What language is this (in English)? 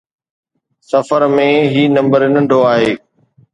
Sindhi